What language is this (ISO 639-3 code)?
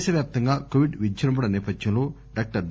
tel